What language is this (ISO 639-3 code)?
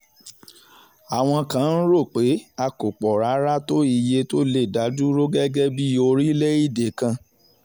yor